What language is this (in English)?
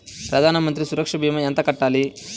Telugu